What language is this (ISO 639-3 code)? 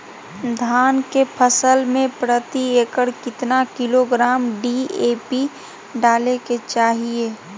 mag